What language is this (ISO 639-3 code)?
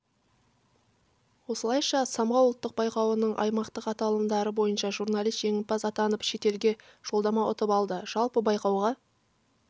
kaz